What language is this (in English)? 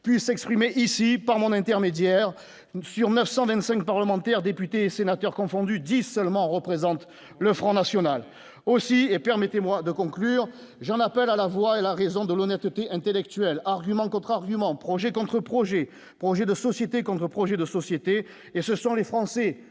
French